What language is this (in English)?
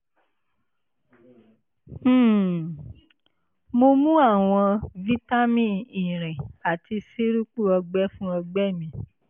Yoruba